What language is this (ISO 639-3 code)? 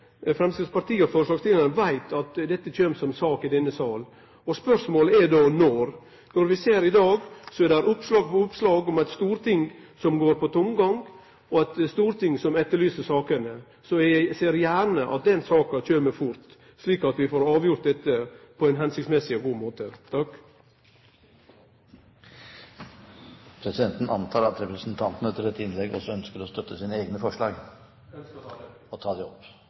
nor